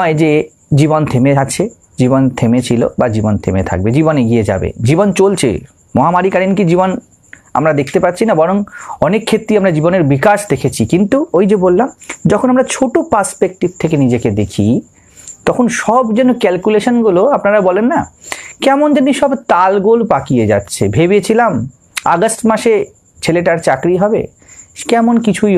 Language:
Hindi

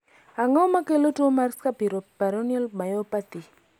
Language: Luo (Kenya and Tanzania)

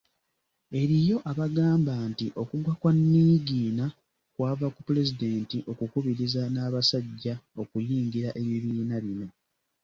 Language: Ganda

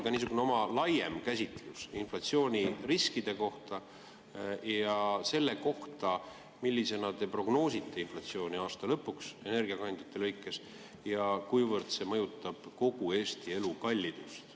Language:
Estonian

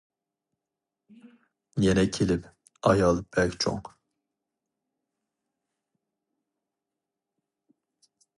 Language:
Uyghur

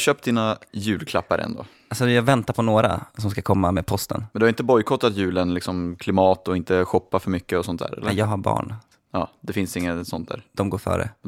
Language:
Swedish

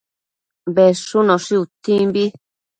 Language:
Matsés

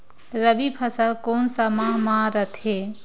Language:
Chhattisgarhi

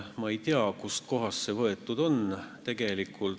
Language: Estonian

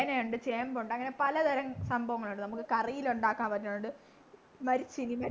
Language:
Malayalam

